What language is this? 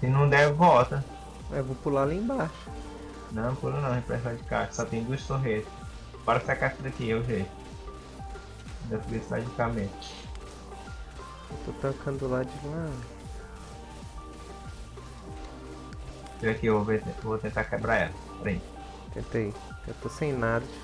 Portuguese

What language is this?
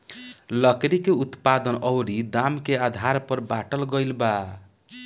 Bhojpuri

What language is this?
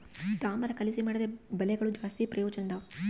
Kannada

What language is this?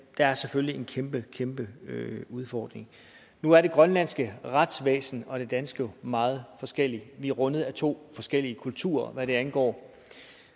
Danish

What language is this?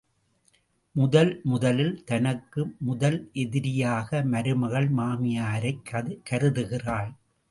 Tamil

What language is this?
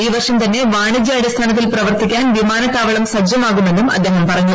Malayalam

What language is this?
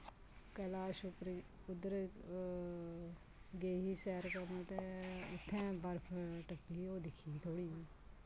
Dogri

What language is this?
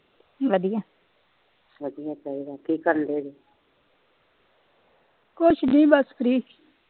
Punjabi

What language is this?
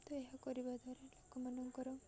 Odia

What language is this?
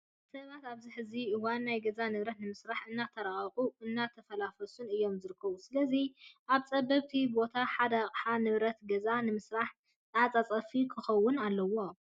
Tigrinya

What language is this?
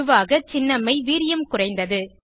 Tamil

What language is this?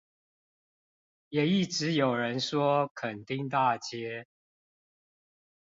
Chinese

